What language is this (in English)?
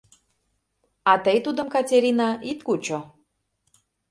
Mari